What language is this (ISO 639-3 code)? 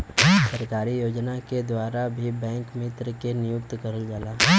bho